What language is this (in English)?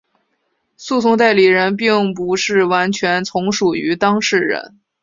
Chinese